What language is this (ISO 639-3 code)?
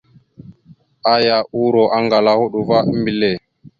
mxu